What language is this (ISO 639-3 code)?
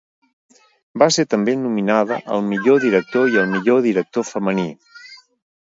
cat